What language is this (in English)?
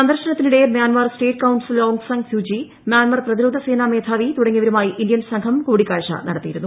Malayalam